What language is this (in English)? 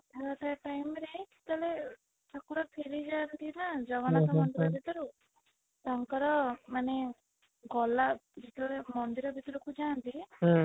Odia